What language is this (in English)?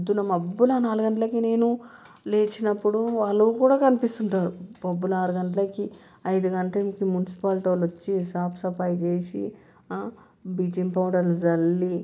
Telugu